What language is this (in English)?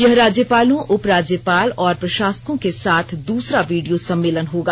Hindi